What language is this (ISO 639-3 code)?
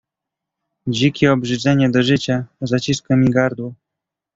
pol